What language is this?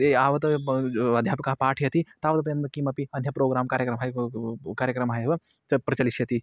Sanskrit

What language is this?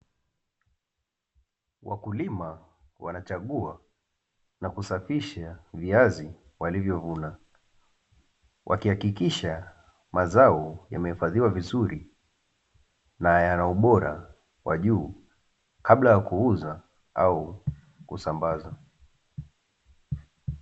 Swahili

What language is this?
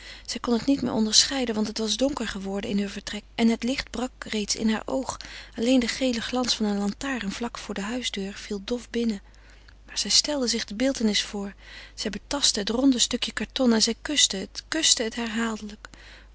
Dutch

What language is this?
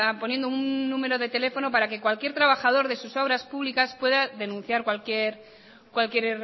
Spanish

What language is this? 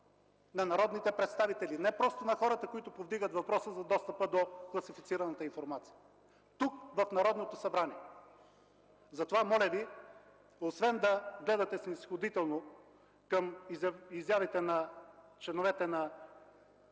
Bulgarian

